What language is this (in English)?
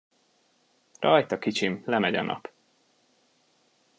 Hungarian